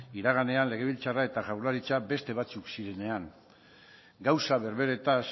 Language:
Basque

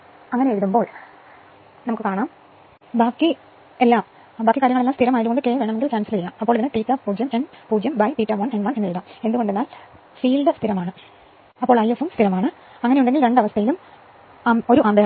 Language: Malayalam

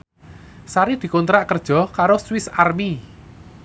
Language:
Javanese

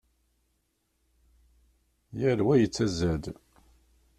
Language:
Kabyle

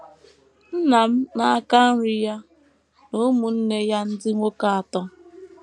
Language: Igbo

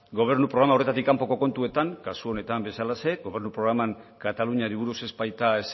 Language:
Basque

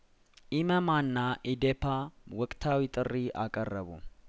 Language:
Amharic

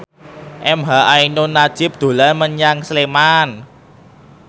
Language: Javanese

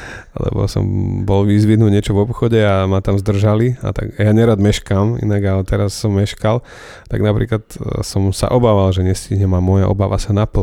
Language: Slovak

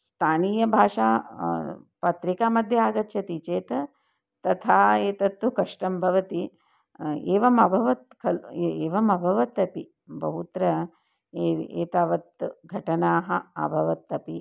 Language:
Sanskrit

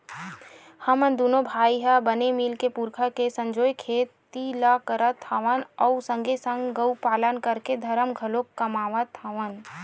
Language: Chhattisgarhi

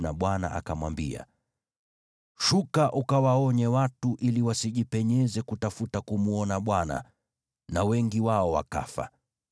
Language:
Swahili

